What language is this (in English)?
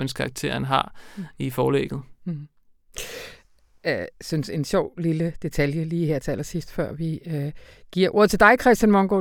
Danish